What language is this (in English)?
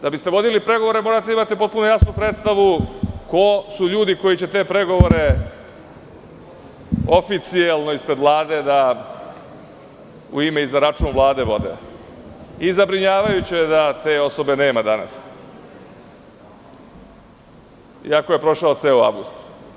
Serbian